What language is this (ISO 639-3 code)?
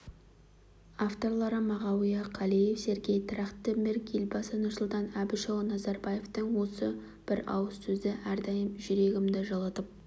kaz